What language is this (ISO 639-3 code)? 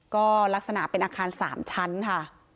tha